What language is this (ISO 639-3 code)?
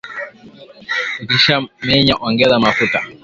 swa